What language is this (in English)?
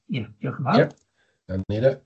Welsh